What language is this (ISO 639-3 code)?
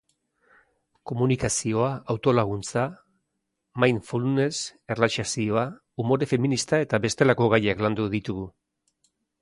eus